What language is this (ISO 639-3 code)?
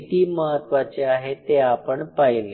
mar